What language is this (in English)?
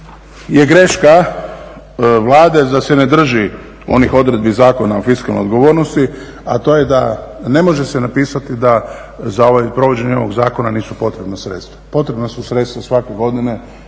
Croatian